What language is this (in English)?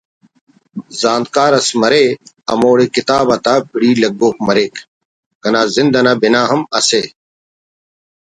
Brahui